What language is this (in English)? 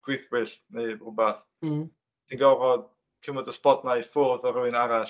Welsh